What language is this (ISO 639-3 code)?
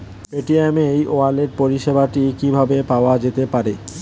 ben